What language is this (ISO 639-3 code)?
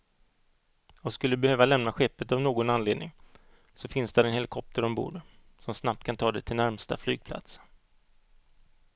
swe